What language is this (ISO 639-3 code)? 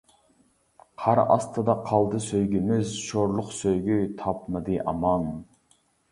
uig